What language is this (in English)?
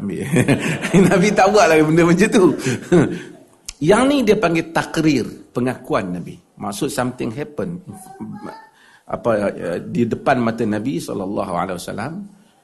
Malay